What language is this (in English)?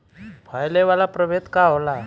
Bhojpuri